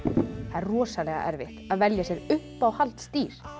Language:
Icelandic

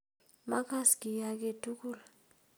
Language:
Kalenjin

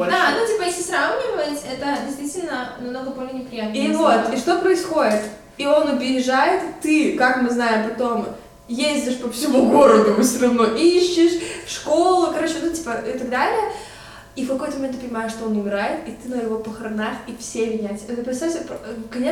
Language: Russian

